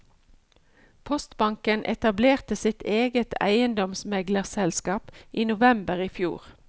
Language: Norwegian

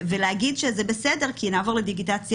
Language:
Hebrew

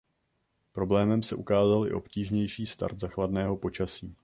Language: Czech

